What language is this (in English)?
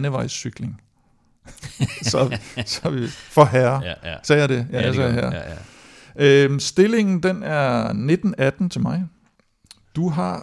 Danish